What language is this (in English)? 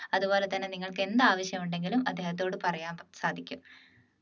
Malayalam